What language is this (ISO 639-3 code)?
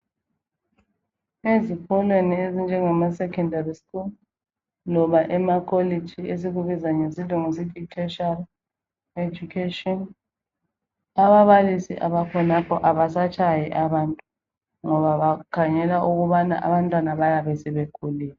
nde